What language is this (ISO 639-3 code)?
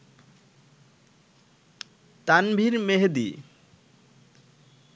ben